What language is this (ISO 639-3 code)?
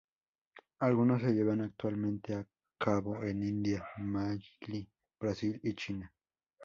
spa